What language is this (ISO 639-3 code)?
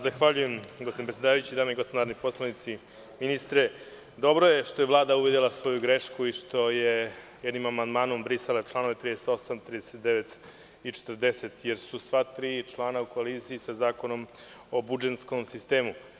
srp